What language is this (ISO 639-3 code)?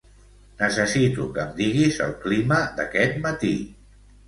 cat